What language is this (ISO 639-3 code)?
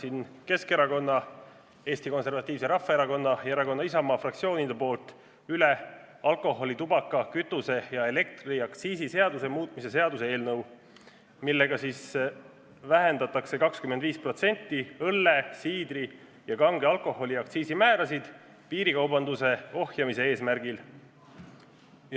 est